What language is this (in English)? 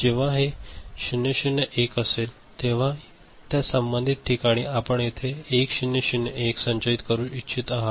Marathi